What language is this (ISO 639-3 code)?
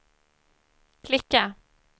swe